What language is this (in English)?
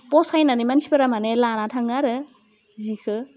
Bodo